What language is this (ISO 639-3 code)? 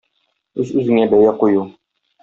tat